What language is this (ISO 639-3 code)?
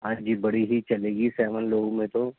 urd